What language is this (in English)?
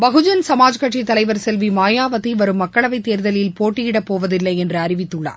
Tamil